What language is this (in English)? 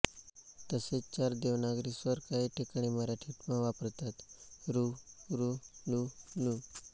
Marathi